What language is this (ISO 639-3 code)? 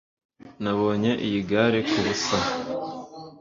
kin